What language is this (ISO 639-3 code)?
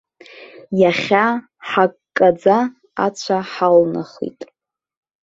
abk